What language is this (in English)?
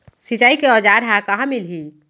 Chhattisgarhi